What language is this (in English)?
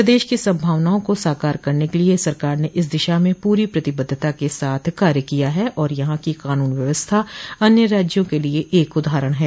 Hindi